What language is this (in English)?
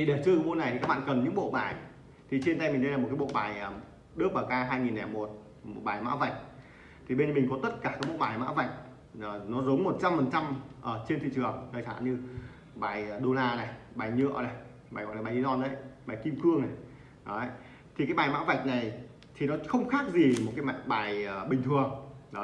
Vietnamese